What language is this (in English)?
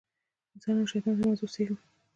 Pashto